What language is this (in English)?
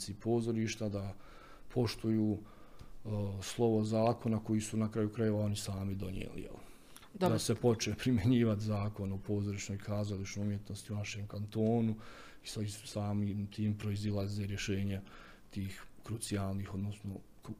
Croatian